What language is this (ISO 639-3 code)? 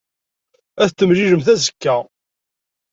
kab